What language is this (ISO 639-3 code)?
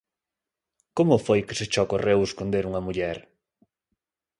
glg